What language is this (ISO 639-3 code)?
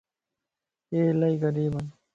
lss